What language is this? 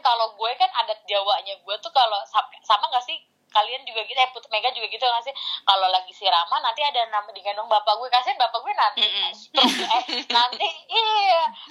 Indonesian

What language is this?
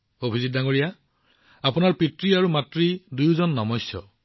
Assamese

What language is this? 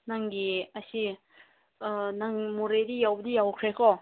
Manipuri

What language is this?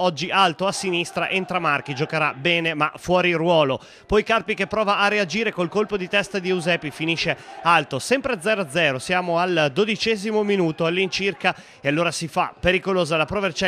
Italian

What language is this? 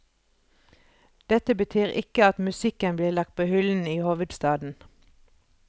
Norwegian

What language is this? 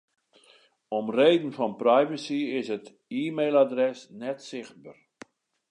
Western Frisian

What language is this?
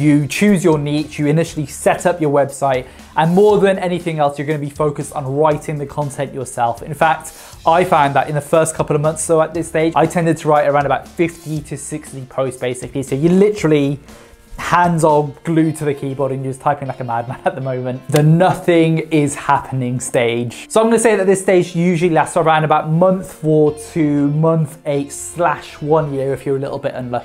English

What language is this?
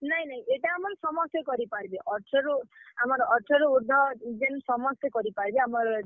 Odia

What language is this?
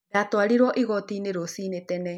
Kikuyu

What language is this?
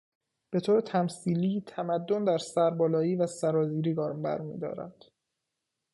Persian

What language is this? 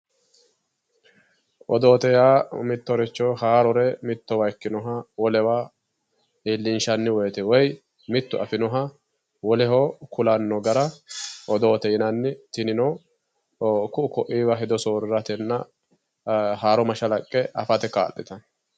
Sidamo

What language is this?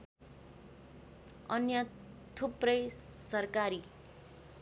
Nepali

